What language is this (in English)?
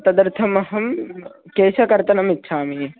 Sanskrit